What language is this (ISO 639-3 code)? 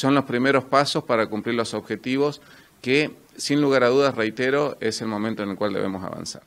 spa